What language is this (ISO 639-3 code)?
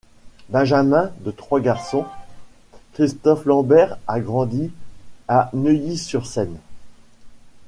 fra